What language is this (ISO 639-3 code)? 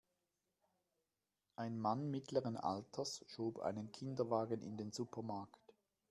deu